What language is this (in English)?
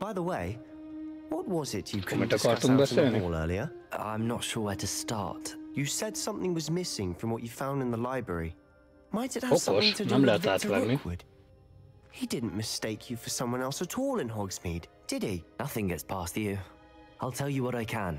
Hungarian